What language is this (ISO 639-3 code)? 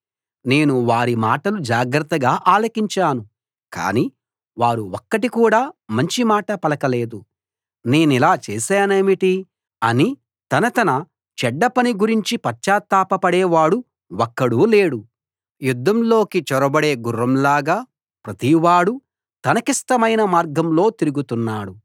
tel